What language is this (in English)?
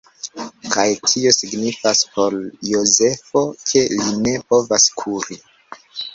Esperanto